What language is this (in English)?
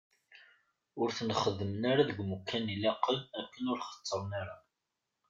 Kabyle